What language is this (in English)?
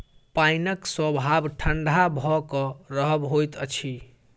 Maithili